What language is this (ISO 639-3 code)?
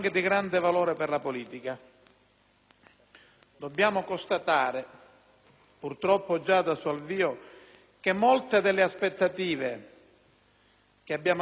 ita